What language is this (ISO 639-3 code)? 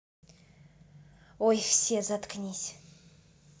rus